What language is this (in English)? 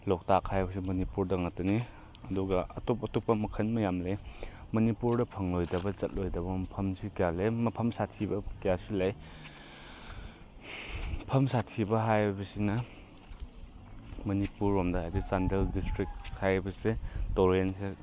Manipuri